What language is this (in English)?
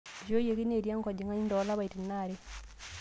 Masai